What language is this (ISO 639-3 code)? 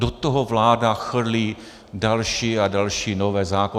ces